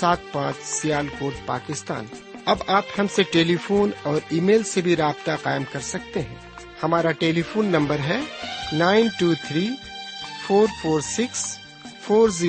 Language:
Urdu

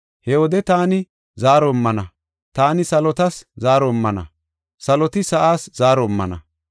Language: Gofa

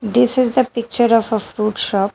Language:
English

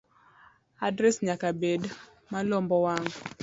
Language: Luo (Kenya and Tanzania)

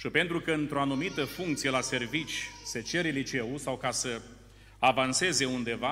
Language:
Romanian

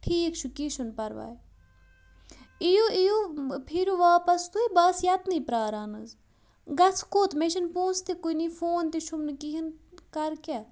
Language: Kashmiri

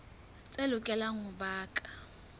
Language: Southern Sotho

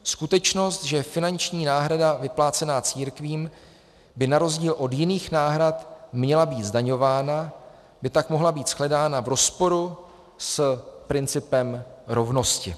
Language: Czech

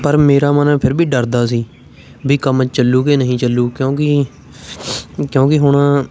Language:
Punjabi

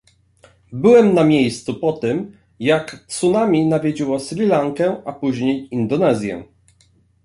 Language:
Polish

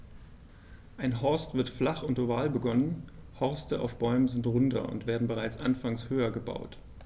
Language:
German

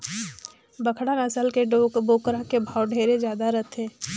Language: Chhattisgarhi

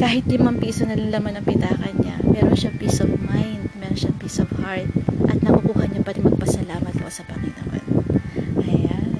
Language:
Filipino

